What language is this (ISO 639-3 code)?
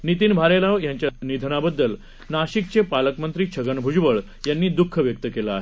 mar